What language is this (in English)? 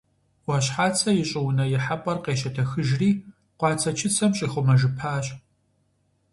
Kabardian